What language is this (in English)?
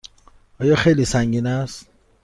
Persian